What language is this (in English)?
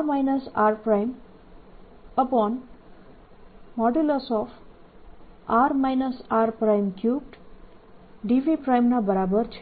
Gujarati